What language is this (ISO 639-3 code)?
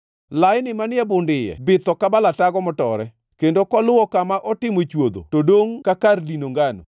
luo